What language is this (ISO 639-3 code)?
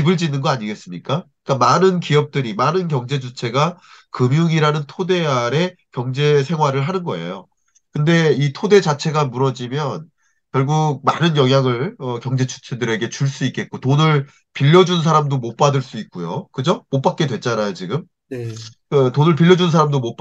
kor